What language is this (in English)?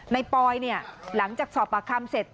Thai